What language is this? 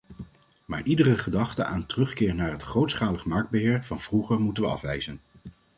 Dutch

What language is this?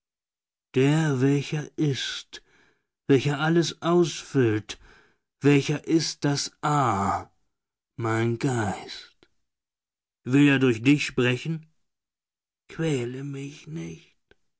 German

